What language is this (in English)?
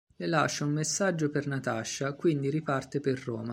Italian